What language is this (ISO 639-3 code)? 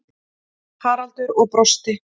isl